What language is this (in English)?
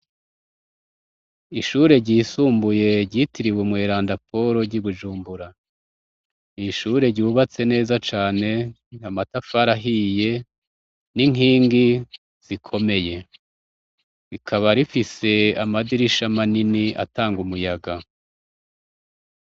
Rundi